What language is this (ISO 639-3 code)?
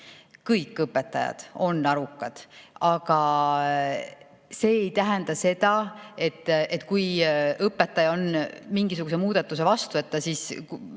est